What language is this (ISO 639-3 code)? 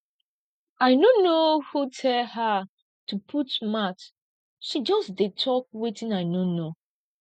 pcm